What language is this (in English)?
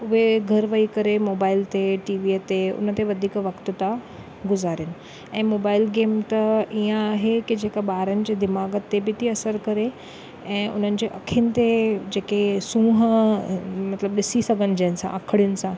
Sindhi